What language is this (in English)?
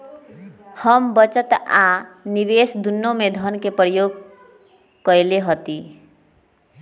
Magahi